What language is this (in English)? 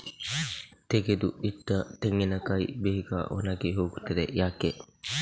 Kannada